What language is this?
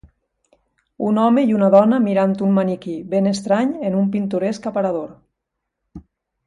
Catalan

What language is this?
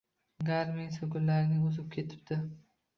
Uzbek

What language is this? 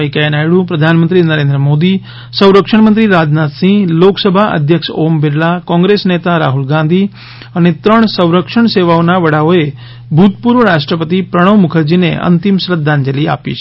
Gujarati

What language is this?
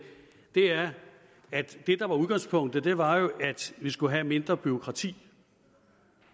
Danish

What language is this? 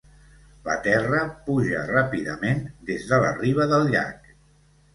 Catalan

